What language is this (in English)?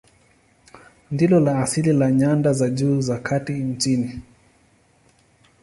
Swahili